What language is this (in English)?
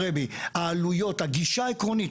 Hebrew